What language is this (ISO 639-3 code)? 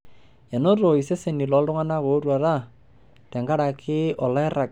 mas